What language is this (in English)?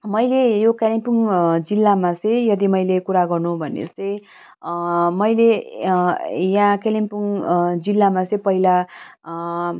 Nepali